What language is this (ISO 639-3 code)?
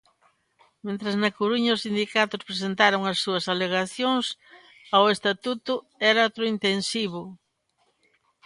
glg